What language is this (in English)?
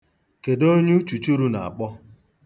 Igbo